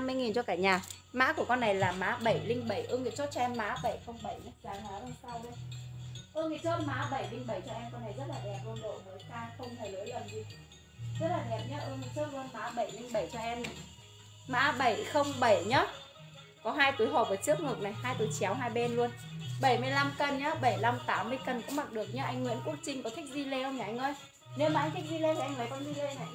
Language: Vietnamese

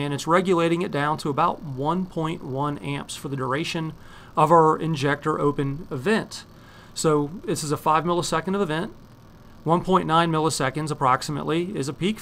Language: English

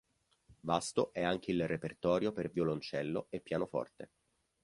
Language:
Italian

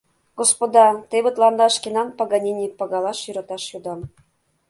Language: Mari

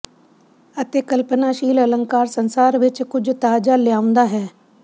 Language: Punjabi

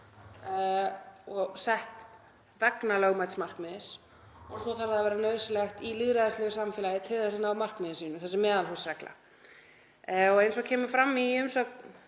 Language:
Icelandic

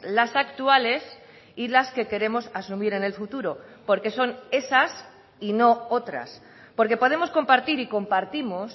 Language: Spanish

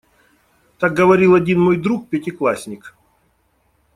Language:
Russian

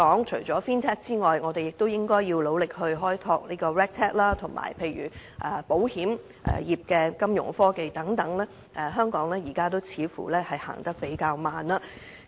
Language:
Cantonese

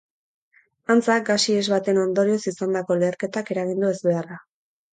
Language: Basque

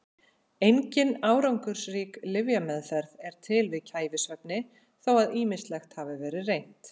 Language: Icelandic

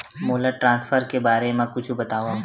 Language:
Chhattisgarhi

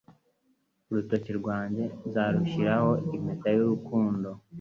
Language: Kinyarwanda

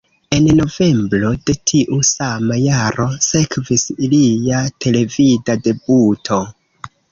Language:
Esperanto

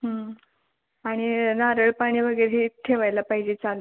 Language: Marathi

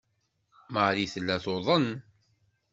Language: Kabyle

